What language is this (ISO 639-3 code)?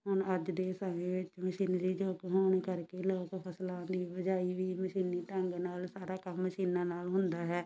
pan